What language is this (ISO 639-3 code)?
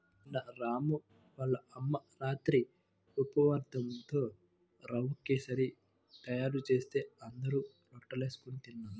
tel